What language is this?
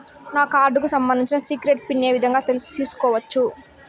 Telugu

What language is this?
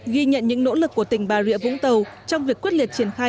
Vietnamese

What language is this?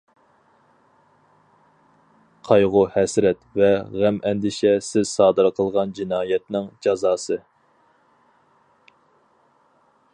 Uyghur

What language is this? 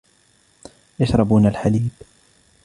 Arabic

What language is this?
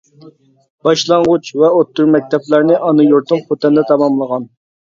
Uyghur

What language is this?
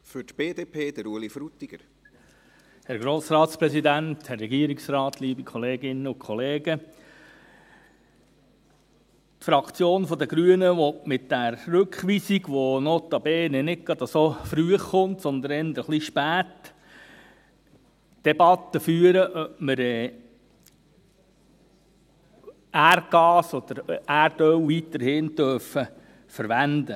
Swiss German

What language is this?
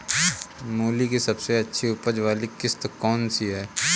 Hindi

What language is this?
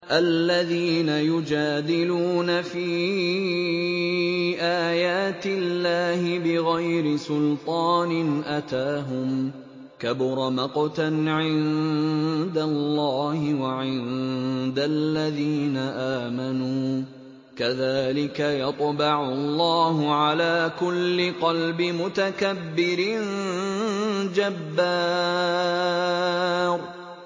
Arabic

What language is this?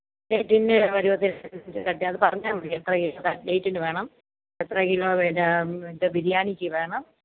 Malayalam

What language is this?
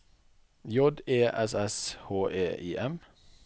Norwegian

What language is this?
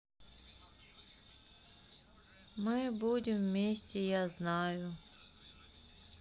Russian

